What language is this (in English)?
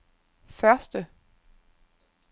Danish